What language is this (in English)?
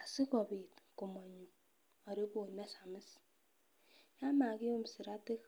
Kalenjin